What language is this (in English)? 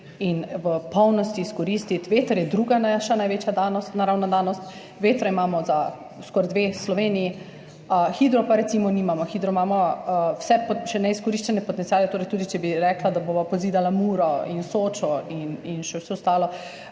Slovenian